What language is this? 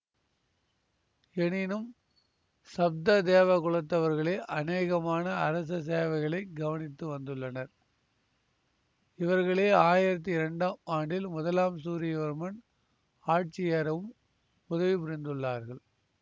Tamil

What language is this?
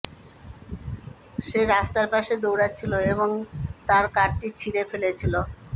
Bangla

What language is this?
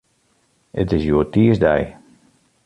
Western Frisian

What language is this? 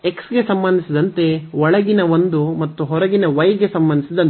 Kannada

